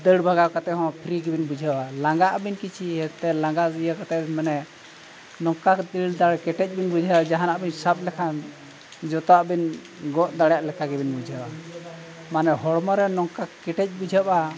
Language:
Santali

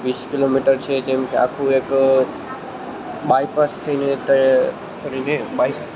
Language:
Gujarati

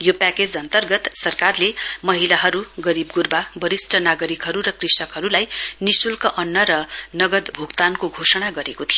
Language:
Nepali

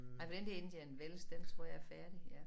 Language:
Danish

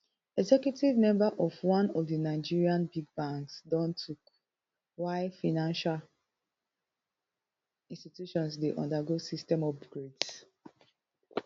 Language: Nigerian Pidgin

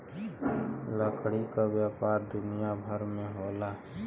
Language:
Bhojpuri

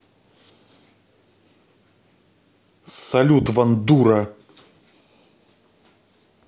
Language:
Russian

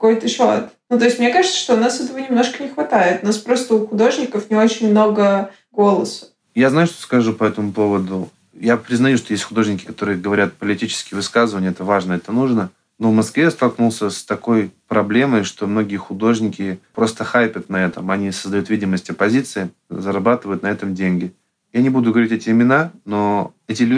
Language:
Russian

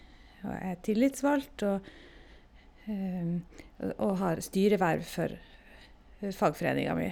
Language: Norwegian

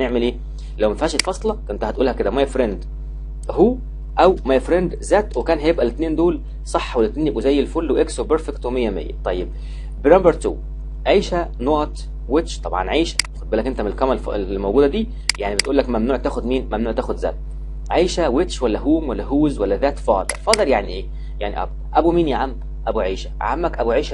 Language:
Arabic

